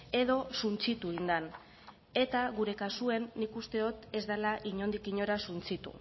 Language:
Basque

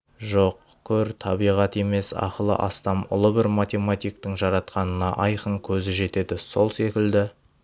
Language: Kazakh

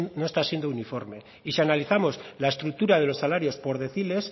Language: Spanish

